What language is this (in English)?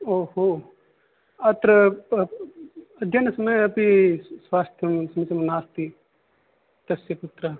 Sanskrit